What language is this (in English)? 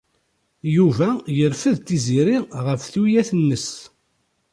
Kabyle